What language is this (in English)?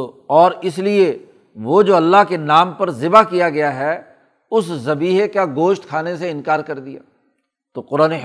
Urdu